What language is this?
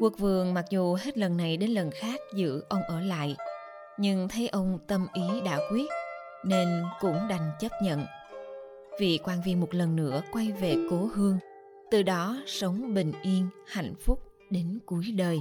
Vietnamese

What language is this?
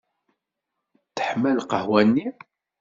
Kabyle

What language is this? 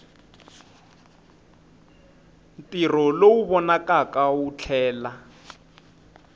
Tsonga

